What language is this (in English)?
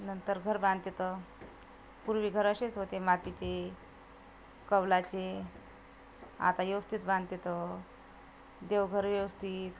Marathi